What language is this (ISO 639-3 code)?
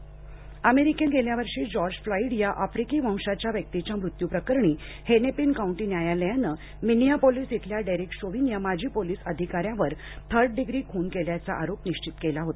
mar